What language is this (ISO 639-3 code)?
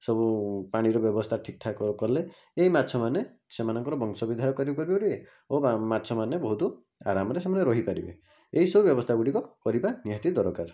ori